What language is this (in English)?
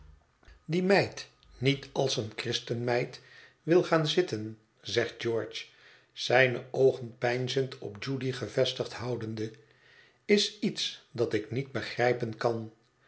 Dutch